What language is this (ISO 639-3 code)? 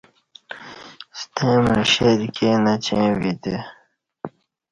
bsh